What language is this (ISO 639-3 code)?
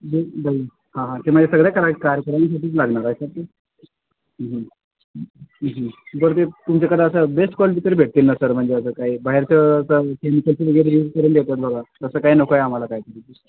mar